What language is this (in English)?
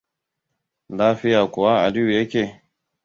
Hausa